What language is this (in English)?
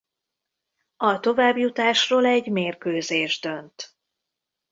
Hungarian